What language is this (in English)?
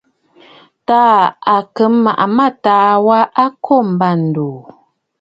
Bafut